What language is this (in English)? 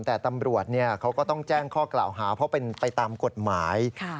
Thai